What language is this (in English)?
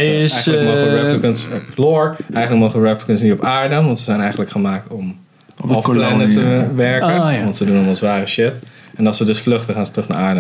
Dutch